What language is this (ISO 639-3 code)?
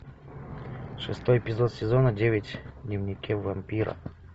rus